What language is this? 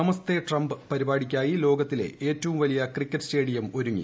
Malayalam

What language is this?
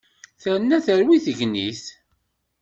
Kabyle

